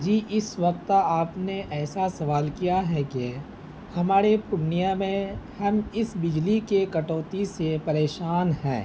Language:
Urdu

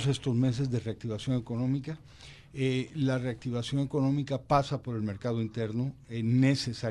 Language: Spanish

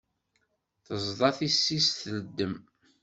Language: Kabyle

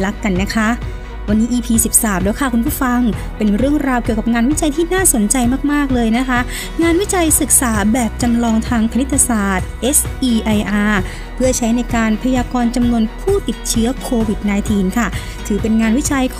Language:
Thai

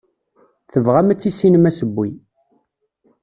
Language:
Kabyle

